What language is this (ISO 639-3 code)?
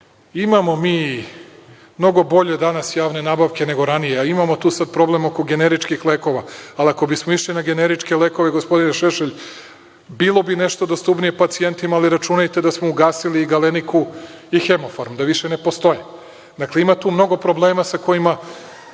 srp